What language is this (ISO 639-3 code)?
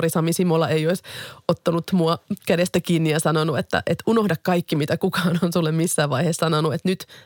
fin